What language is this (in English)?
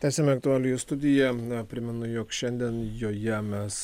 Lithuanian